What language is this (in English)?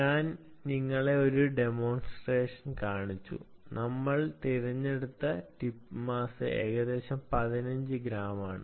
Malayalam